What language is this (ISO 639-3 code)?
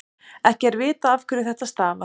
isl